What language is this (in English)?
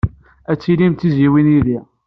Kabyle